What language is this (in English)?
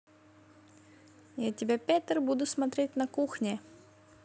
Russian